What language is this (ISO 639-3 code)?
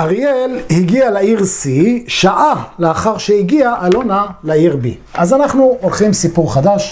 heb